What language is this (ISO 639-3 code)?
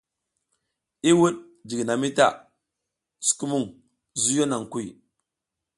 giz